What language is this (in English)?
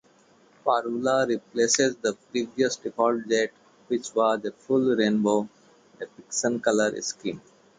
English